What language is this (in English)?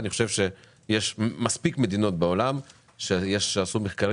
Hebrew